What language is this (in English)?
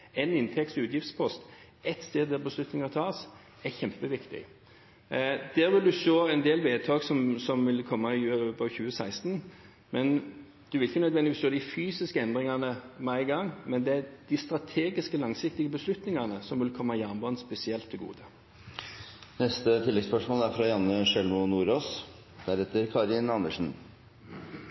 Norwegian